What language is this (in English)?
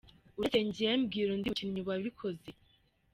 Kinyarwanda